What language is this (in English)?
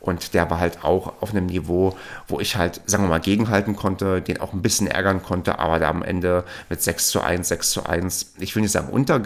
German